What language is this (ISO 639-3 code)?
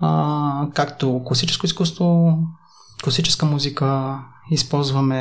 bul